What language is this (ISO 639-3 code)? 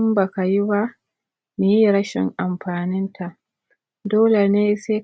hau